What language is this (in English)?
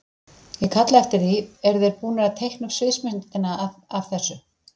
Icelandic